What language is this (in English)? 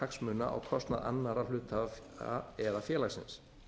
Icelandic